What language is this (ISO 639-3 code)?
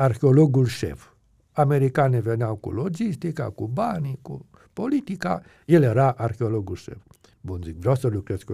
ron